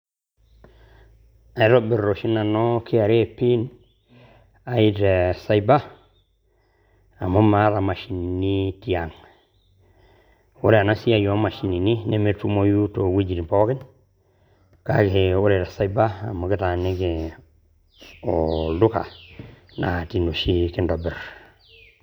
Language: Masai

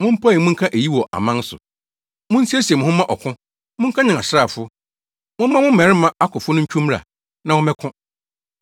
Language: Akan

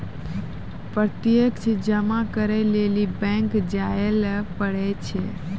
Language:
Maithili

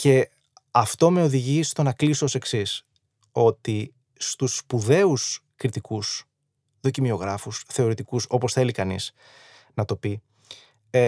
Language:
Greek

